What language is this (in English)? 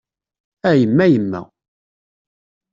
Kabyle